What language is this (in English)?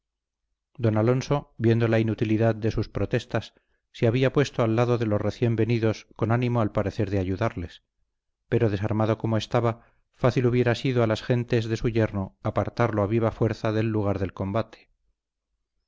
Spanish